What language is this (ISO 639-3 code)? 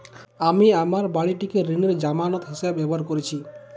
ben